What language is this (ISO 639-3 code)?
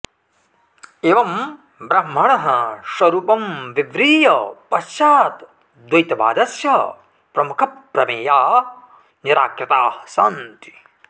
san